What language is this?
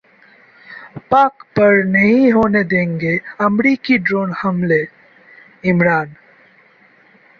Hindi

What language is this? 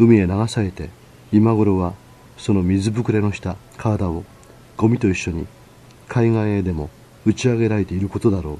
Japanese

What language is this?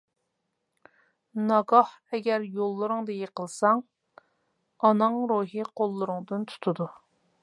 Uyghur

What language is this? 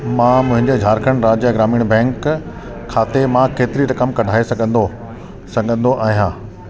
Sindhi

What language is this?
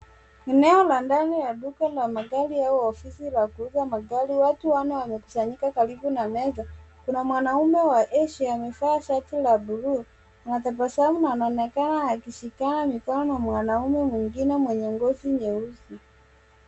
Swahili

